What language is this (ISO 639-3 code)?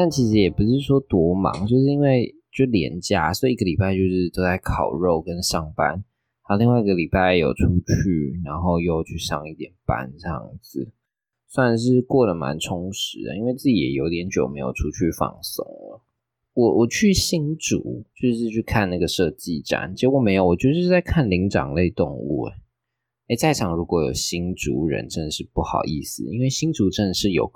zho